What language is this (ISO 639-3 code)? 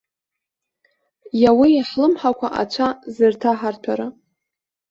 abk